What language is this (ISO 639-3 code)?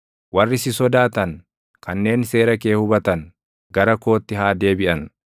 orm